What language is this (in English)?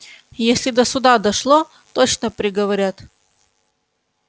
Russian